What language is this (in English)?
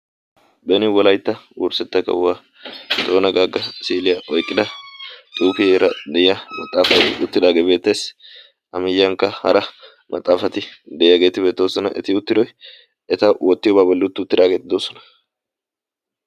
Wolaytta